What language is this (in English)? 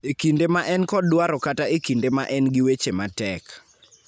Luo (Kenya and Tanzania)